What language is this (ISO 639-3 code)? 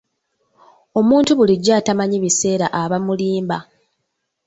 lug